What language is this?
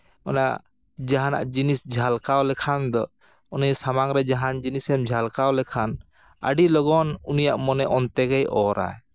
Santali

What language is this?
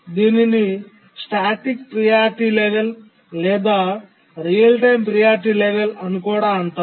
Telugu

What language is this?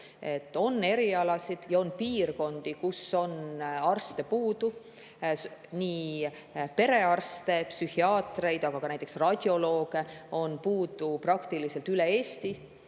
Estonian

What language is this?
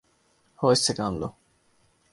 Urdu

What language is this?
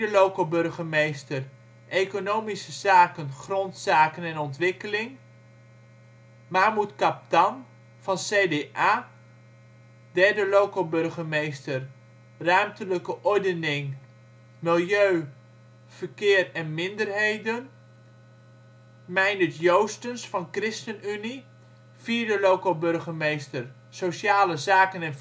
Dutch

